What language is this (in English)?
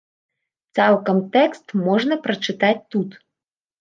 Belarusian